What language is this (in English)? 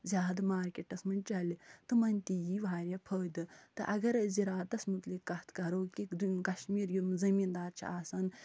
Kashmiri